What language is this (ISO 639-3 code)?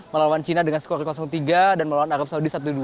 ind